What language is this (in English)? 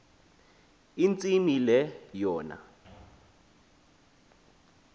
Xhosa